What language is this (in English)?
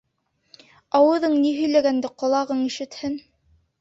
Bashkir